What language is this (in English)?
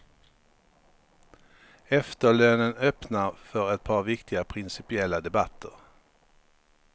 Swedish